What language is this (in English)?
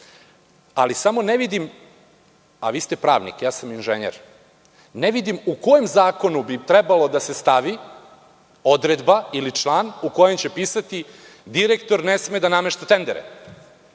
Serbian